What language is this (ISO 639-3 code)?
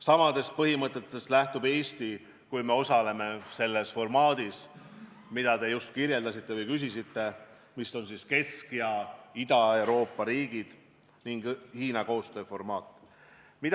est